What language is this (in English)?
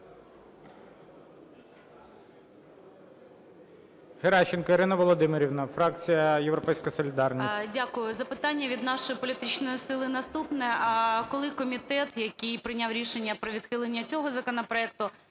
Ukrainian